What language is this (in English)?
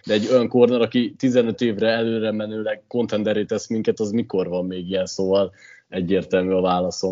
Hungarian